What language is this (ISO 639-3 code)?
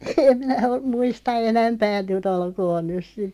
fin